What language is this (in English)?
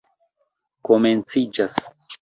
Esperanto